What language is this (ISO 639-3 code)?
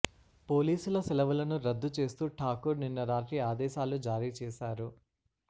tel